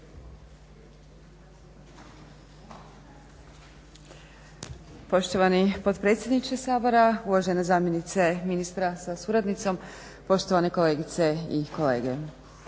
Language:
Croatian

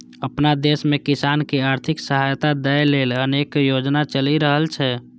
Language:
Maithili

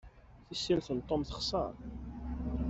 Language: Kabyle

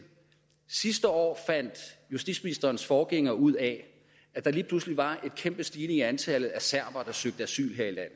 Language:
Danish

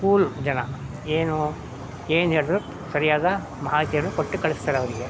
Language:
Kannada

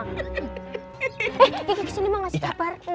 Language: Indonesian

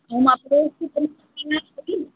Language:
Sindhi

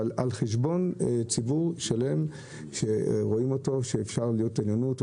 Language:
Hebrew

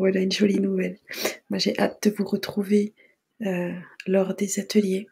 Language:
French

